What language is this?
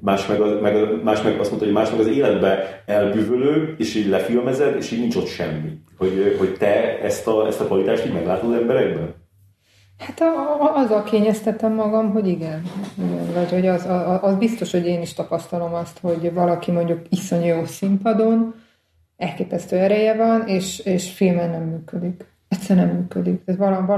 Hungarian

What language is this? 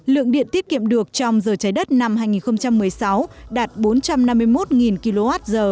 Vietnamese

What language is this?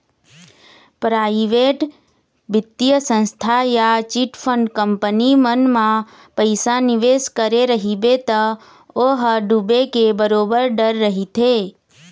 Chhattisgarhi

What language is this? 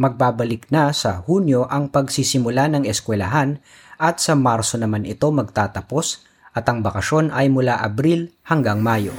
Filipino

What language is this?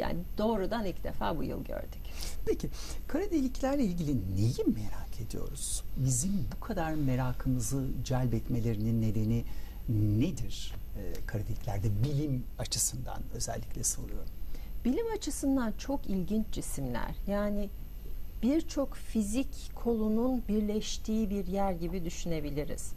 Turkish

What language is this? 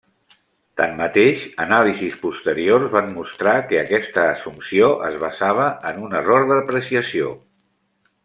Catalan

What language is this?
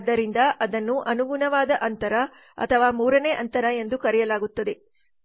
Kannada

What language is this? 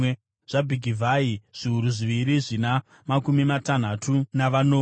Shona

